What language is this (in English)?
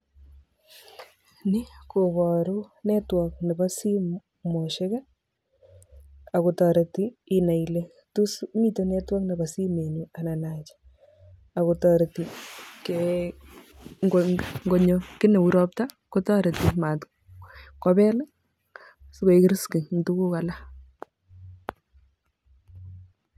Kalenjin